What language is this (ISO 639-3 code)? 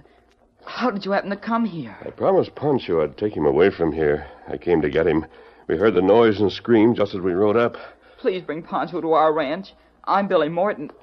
eng